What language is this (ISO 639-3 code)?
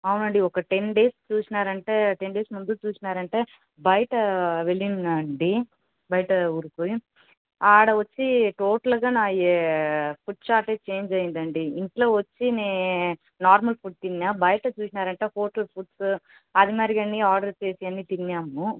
tel